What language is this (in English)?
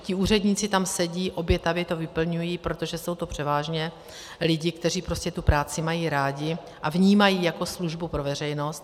Czech